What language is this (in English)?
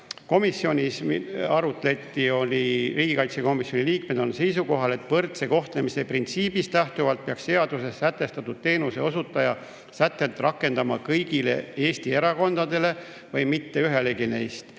Estonian